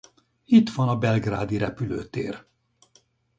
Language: Hungarian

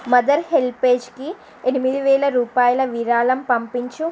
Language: Telugu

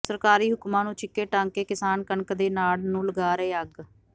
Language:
Punjabi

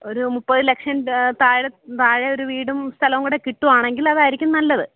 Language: Malayalam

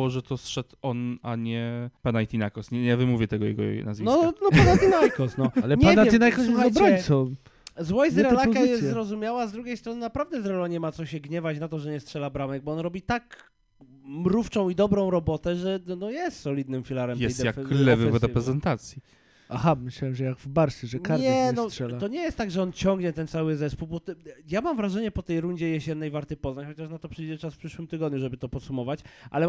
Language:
Polish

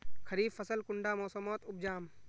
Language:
Magahi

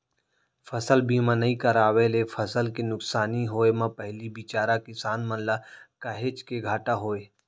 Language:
Chhattisgarhi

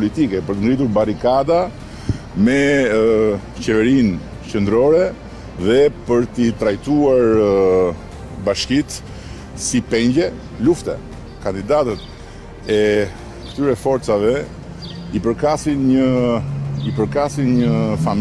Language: Romanian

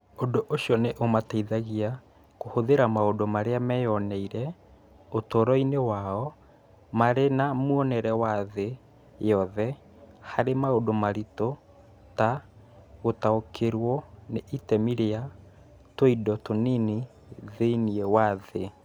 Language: Kikuyu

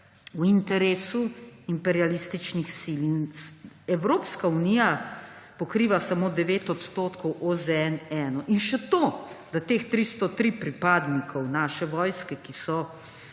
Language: Slovenian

